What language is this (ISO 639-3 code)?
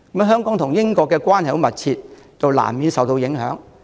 yue